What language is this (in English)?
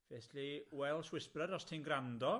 Welsh